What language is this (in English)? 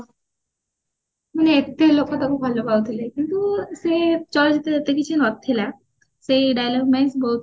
Odia